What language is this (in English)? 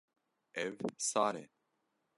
Kurdish